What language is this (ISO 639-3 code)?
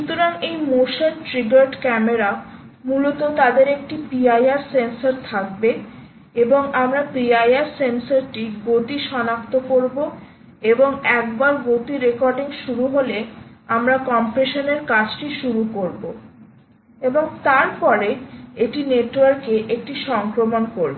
ben